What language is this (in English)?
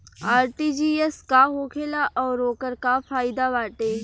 Bhojpuri